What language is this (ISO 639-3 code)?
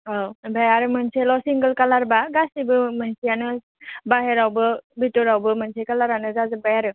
brx